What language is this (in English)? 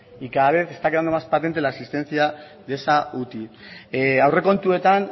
Spanish